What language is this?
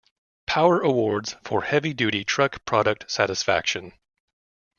English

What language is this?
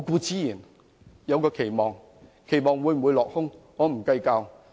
Cantonese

